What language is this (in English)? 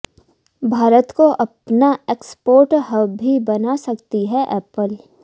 Hindi